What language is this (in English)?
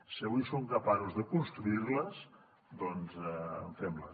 Catalan